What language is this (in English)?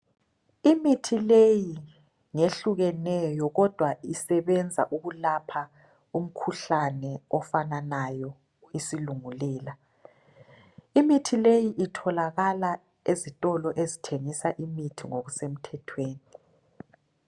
North Ndebele